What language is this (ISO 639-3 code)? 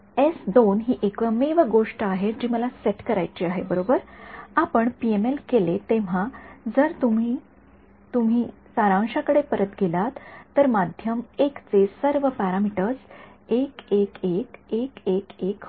mar